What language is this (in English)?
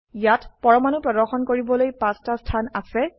Assamese